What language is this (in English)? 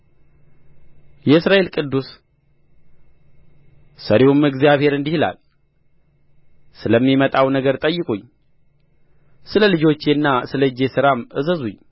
Amharic